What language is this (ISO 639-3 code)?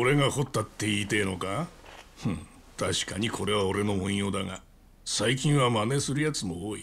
jpn